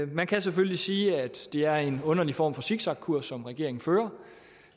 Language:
Danish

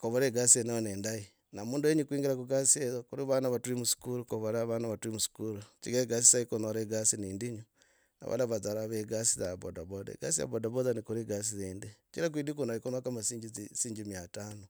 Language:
Logooli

